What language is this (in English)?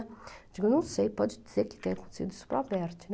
Portuguese